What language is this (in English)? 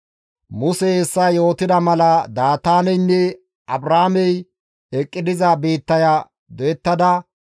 Gamo